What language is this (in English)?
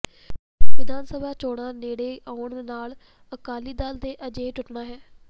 Punjabi